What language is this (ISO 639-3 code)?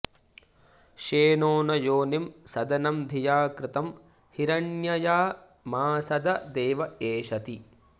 san